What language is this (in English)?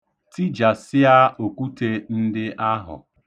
Igbo